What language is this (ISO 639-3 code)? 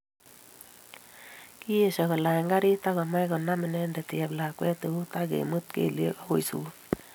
kln